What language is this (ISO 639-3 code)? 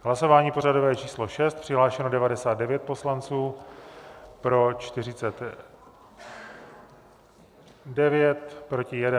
ces